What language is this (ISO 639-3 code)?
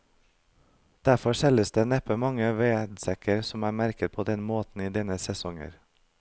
nor